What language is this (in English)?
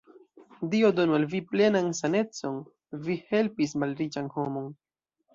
Esperanto